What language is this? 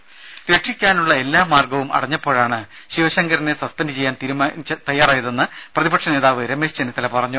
Malayalam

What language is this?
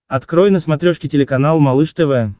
Russian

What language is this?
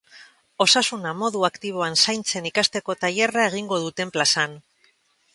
Basque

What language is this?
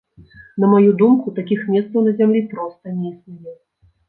Belarusian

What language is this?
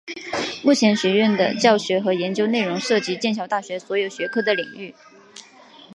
Chinese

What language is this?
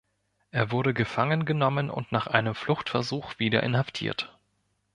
German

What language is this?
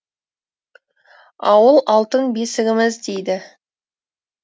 Kazakh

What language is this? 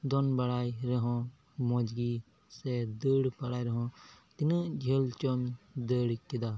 Santali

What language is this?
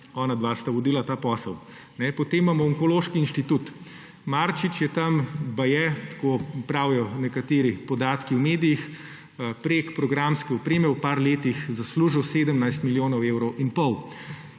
Slovenian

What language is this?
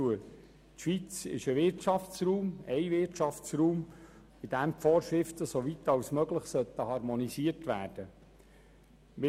Swiss German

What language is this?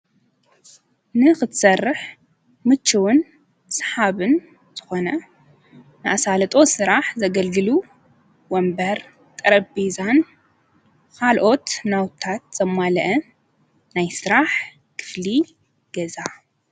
Tigrinya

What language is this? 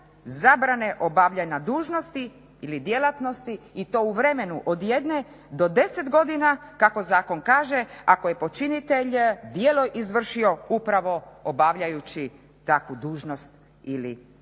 Croatian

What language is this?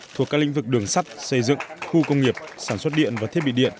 Vietnamese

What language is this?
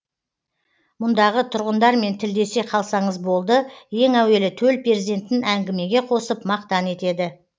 Kazakh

